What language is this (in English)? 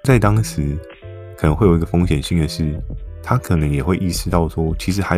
Chinese